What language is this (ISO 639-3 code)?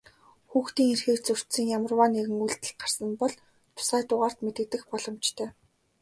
mon